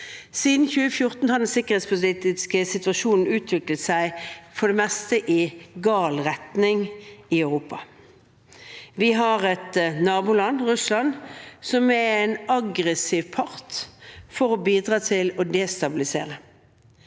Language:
Norwegian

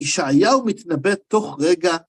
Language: Hebrew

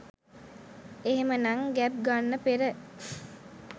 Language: Sinhala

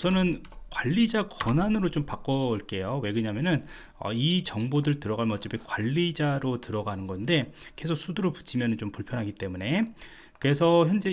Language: Korean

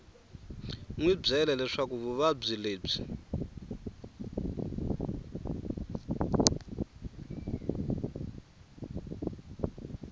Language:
Tsonga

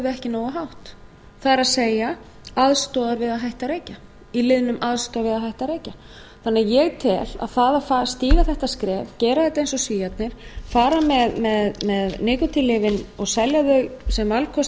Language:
Icelandic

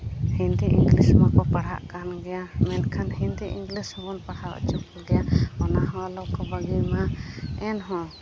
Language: Santali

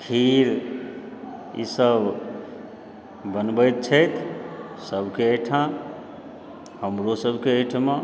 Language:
Maithili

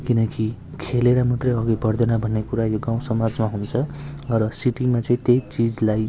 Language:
Nepali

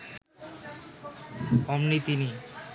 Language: Bangla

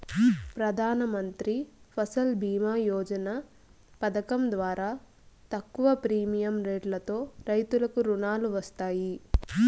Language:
Telugu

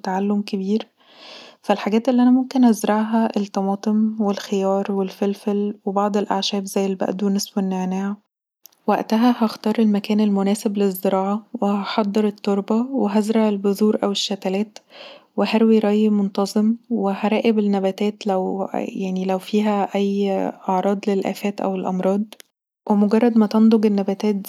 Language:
Egyptian Arabic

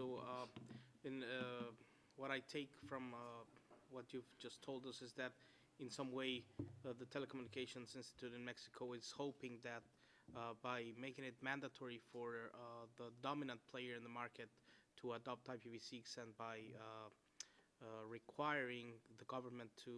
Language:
English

